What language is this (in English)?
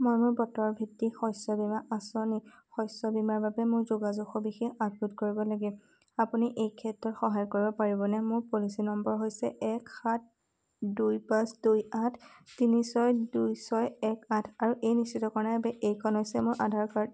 Assamese